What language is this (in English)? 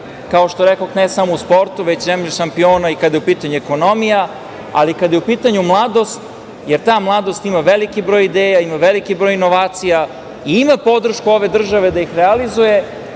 Serbian